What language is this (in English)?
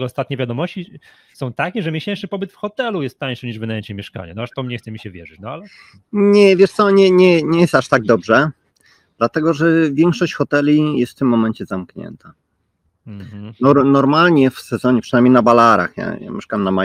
Polish